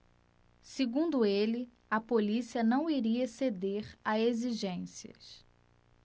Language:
Portuguese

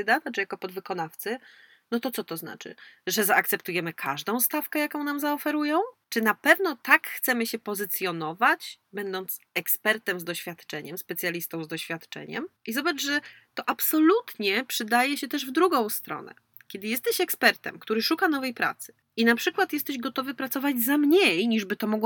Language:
Polish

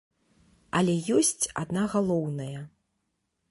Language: Belarusian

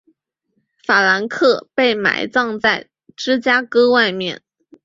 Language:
Chinese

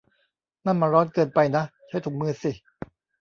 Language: Thai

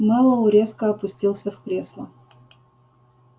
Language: Russian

